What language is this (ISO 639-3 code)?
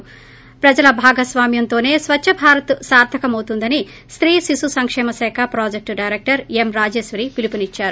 tel